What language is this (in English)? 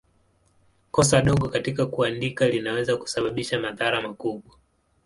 Swahili